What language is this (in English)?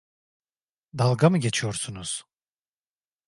Turkish